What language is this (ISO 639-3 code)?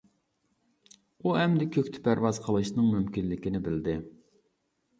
uig